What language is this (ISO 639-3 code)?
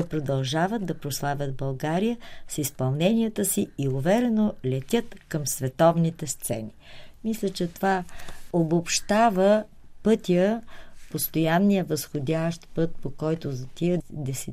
bul